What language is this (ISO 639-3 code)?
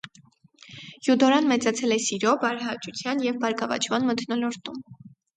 hye